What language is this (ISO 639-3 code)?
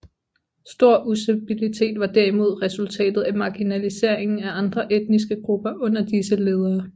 dan